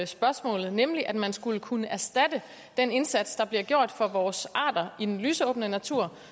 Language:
Danish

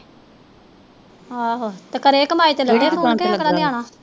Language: Punjabi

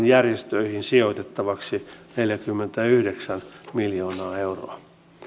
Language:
Finnish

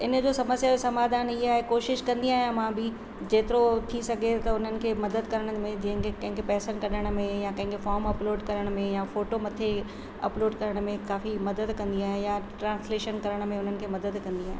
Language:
Sindhi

